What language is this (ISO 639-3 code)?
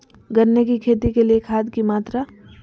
mag